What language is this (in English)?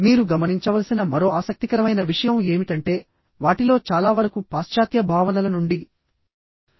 Telugu